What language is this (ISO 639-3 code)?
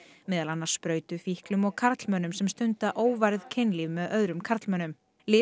isl